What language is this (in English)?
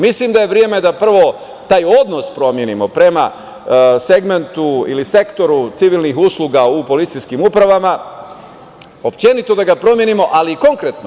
Serbian